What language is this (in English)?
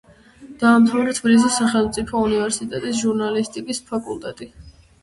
Georgian